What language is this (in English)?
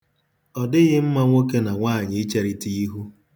Igbo